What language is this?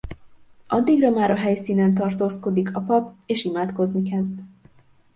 Hungarian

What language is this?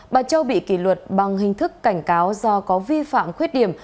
Vietnamese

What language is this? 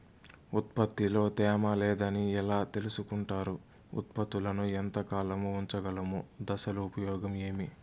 Telugu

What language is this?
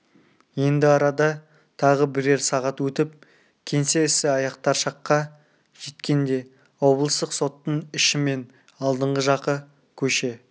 Kazakh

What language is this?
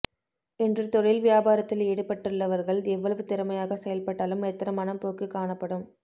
Tamil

